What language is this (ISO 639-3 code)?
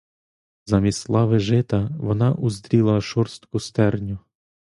ukr